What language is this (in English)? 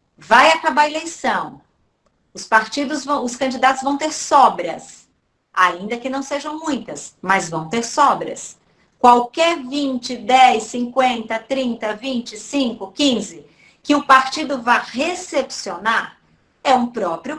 Portuguese